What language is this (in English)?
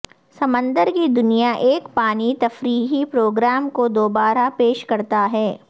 Urdu